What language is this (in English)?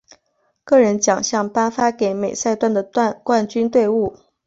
Chinese